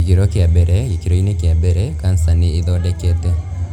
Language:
Kikuyu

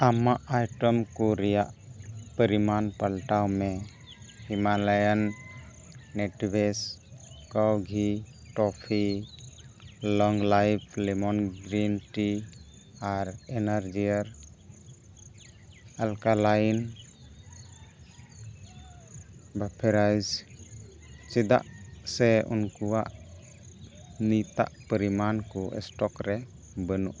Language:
Santali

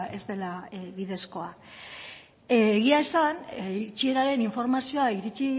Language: Basque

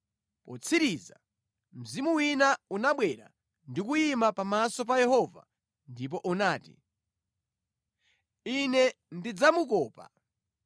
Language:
Nyanja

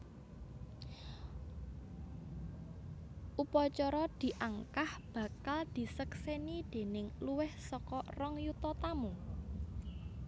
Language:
Javanese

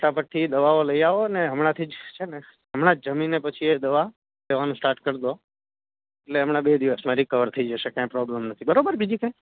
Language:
Gujarati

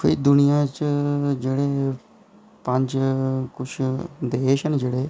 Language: Dogri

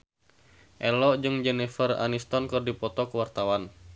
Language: Sundanese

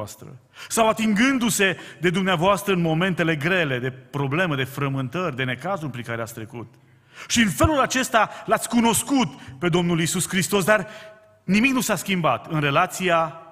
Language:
Romanian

